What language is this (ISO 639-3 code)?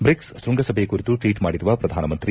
kan